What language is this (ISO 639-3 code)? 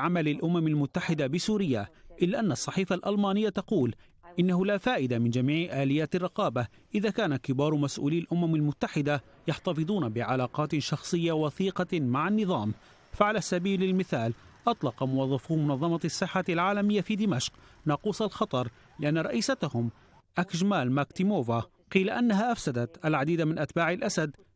ara